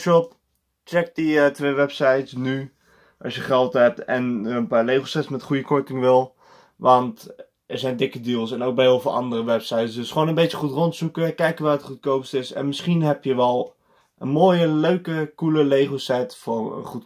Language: Dutch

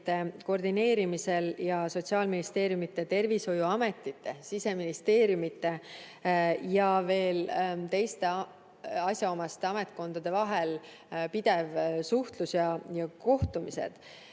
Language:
Estonian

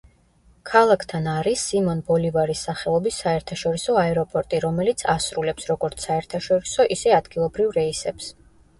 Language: Georgian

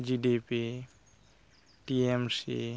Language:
Santali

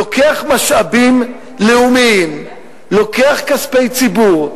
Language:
Hebrew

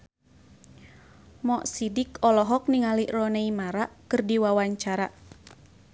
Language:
Sundanese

